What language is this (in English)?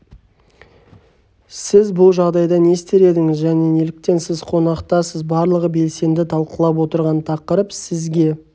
Kazakh